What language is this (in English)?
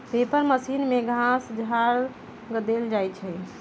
Magahi